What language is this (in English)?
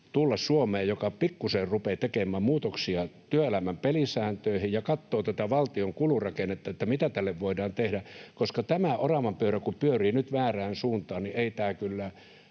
Finnish